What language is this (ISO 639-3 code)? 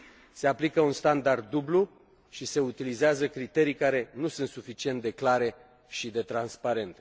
ron